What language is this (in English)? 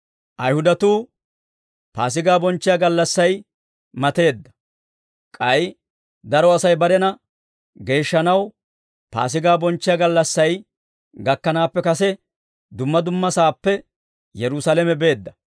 Dawro